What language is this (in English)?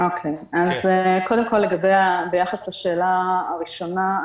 Hebrew